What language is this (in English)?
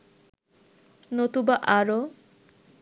Bangla